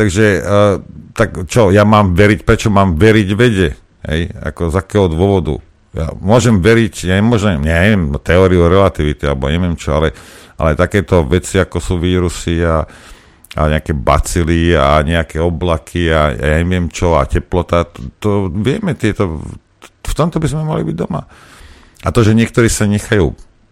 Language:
Slovak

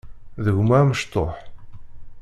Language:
Kabyle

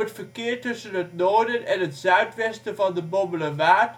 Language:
Dutch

